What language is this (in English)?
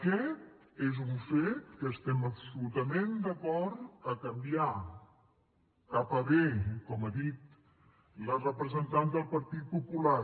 Catalan